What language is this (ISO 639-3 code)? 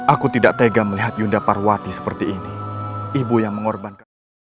ind